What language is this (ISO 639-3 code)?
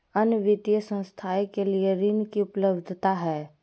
mag